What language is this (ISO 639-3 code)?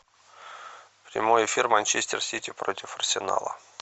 rus